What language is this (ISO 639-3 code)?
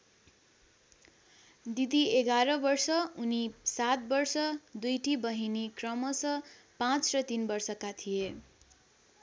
nep